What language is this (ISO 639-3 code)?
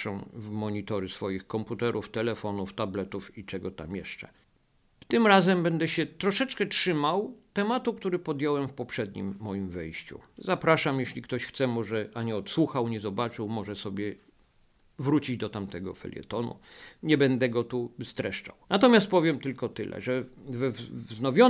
pol